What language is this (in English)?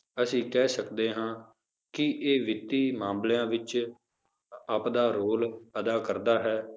Punjabi